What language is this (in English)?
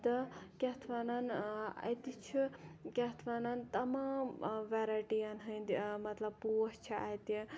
Kashmiri